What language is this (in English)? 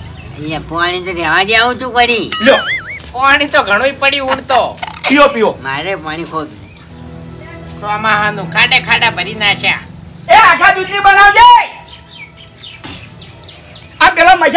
Gujarati